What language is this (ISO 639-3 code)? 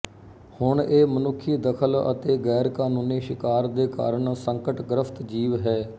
pan